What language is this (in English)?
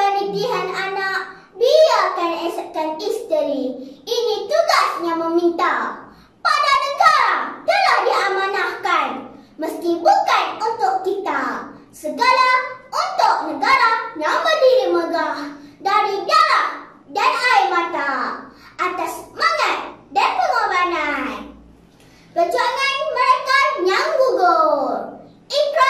Malay